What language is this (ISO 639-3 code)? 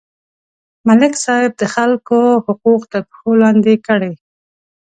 pus